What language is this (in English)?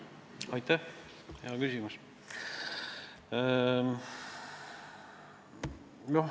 Estonian